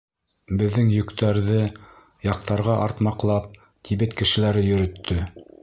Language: Bashkir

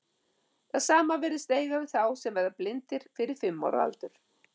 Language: Icelandic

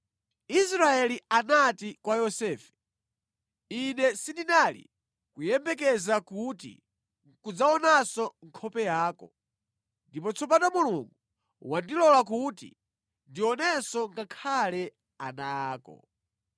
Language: Nyanja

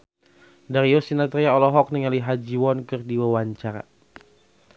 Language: Sundanese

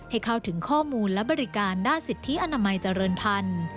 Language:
Thai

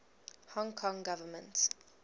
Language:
English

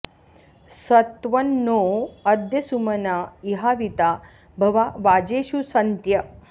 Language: Sanskrit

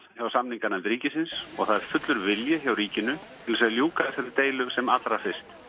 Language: Icelandic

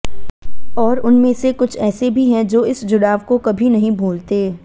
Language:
Hindi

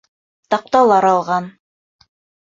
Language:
Bashkir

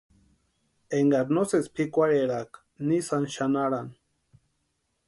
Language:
Western Highland Purepecha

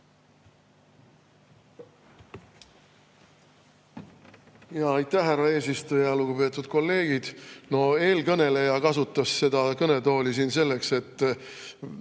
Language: Estonian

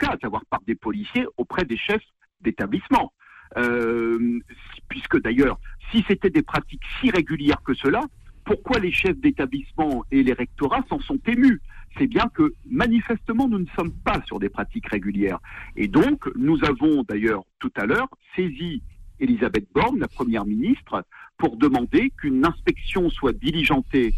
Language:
French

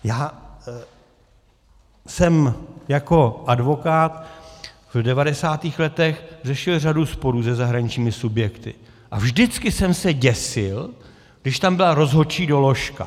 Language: Czech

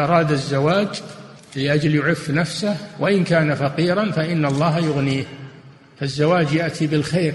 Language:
Arabic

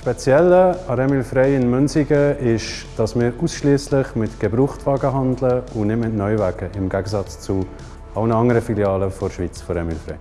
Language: German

